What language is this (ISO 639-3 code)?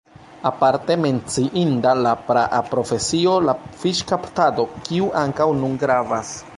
epo